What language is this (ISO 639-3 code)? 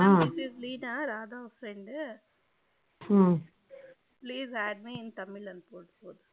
tam